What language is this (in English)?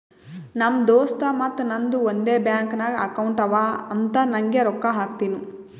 Kannada